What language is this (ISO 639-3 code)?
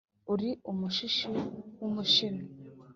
kin